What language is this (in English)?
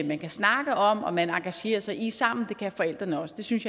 Danish